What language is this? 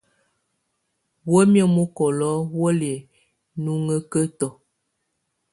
Tunen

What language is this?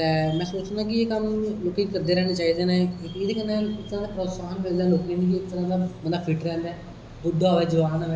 Dogri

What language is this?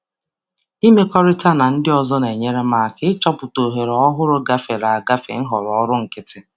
Igbo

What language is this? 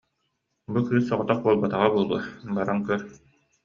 Yakut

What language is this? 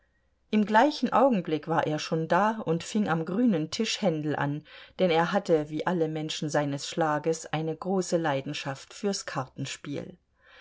German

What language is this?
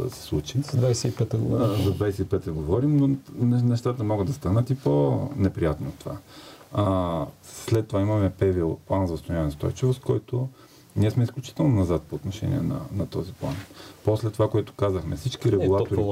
Bulgarian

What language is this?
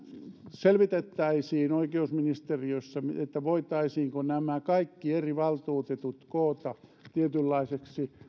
Finnish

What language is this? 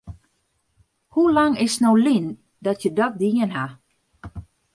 Western Frisian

